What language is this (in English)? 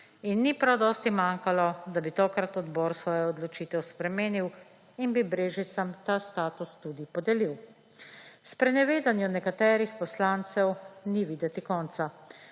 Slovenian